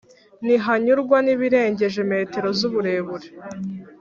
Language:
Kinyarwanda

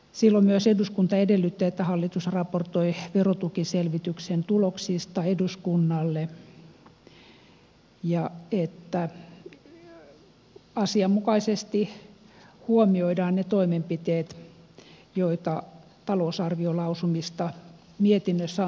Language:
Finnish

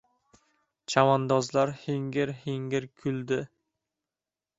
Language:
Uzbek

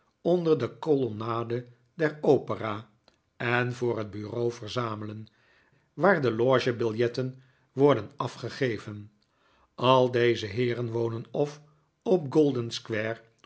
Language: Dutch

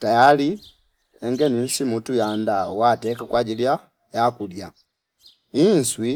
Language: Fipa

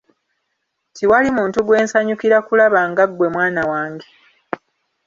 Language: Ganda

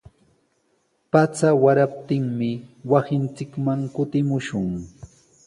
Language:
Sihuas Ancash Quechua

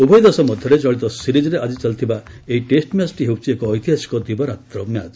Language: Odia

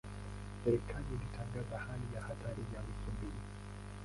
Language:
Swahili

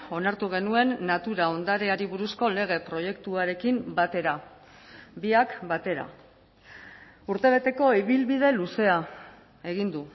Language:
Basque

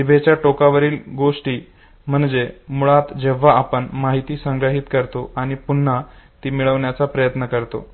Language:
Marathi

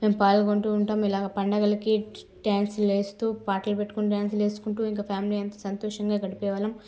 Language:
Telugu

